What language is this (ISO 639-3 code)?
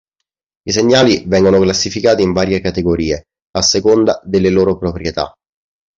ita